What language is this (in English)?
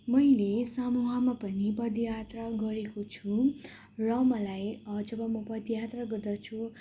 Nepali